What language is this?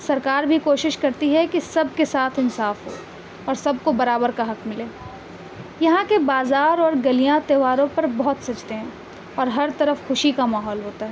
Urdu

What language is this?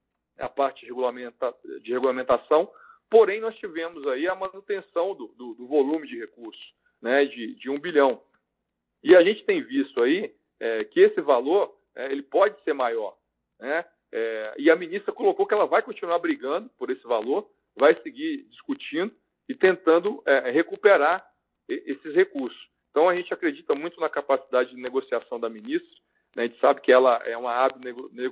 Portuguese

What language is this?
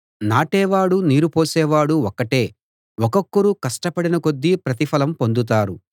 Telugu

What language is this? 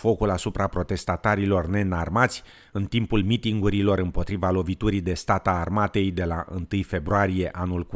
Romanian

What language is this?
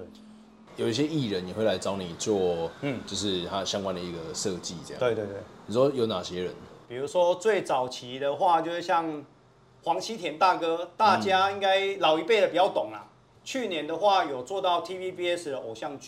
Chinese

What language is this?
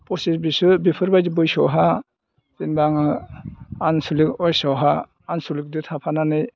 Bodo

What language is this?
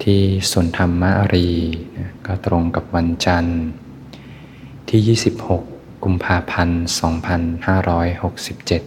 Thai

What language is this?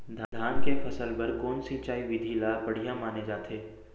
Chhattisgarhi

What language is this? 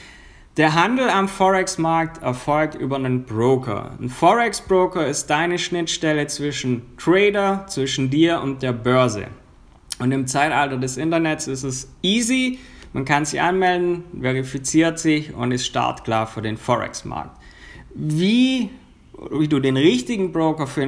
German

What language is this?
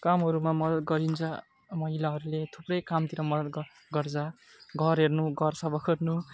Nepali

